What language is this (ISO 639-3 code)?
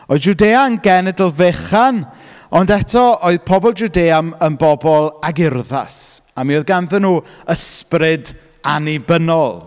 cym